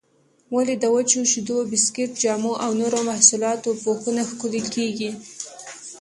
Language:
Pashto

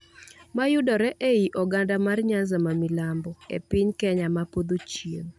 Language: Luo (Kenya and Tanzania)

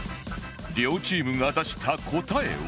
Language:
Japanese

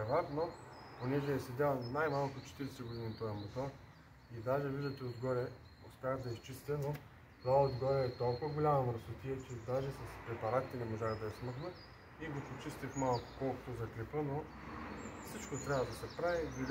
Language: Bulgarian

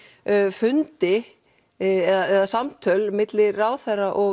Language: Icelandic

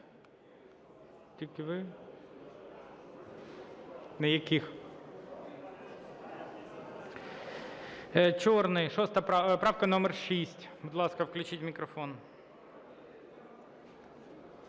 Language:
Ukrainian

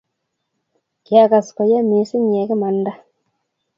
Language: Kalenjin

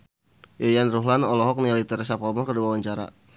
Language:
Sundanese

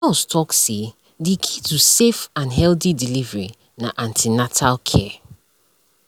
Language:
Nigerian Pidgin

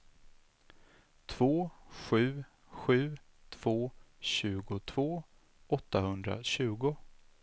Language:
Swedish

